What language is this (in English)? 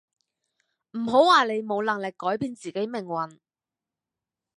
Cantonese